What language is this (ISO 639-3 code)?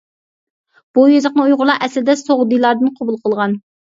uig